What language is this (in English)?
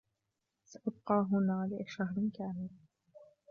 Arabic